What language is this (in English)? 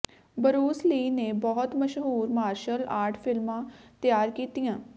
Punjabi